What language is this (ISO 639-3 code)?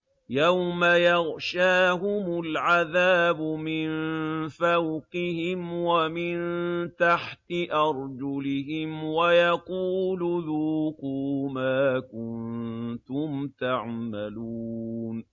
ara